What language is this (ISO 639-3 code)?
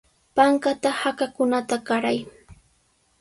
qws